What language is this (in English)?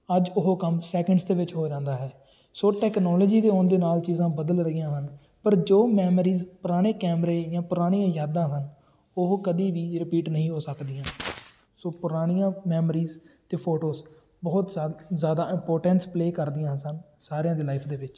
Punjabi